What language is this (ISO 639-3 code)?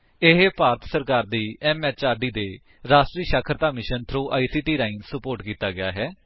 pan